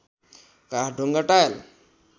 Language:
Nepali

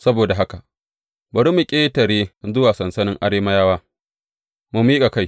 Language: Hausa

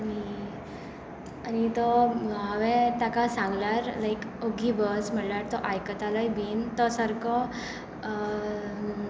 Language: Konkani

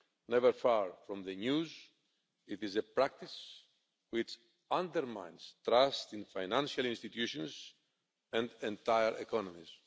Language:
English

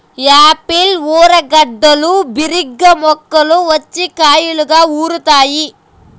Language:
Telugu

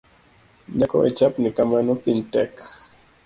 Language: Luo (Kenya and Tanzania)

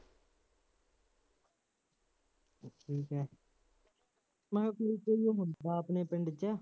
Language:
Punjabi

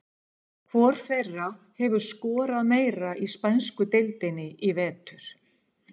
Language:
Icelandic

